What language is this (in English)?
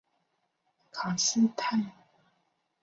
Chinese